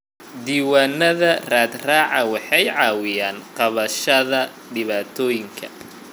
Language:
Somali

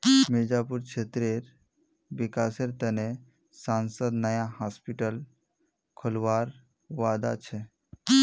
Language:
Magahi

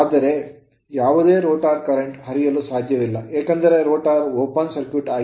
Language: Kannada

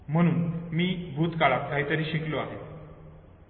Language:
Marathi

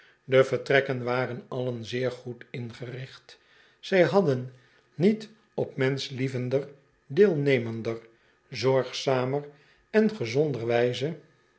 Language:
Dutch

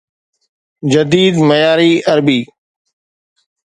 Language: Sindhi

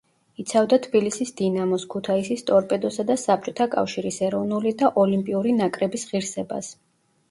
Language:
Georgian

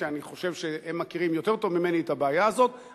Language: Hebrew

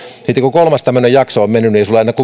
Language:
Finnish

